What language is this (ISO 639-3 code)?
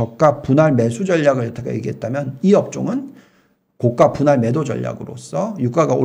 kor